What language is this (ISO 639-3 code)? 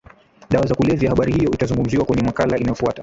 swa